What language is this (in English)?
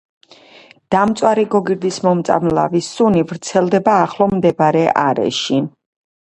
Georgian